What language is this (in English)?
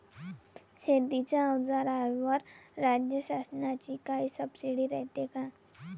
Marathi